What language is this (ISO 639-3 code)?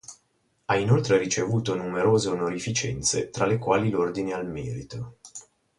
ita